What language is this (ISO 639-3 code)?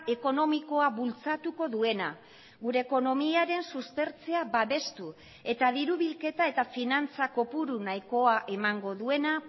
eus